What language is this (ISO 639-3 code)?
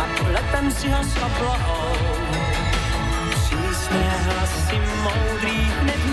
slk